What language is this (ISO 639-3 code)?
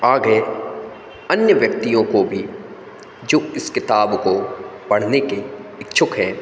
hin